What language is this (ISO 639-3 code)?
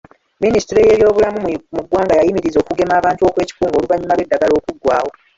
lug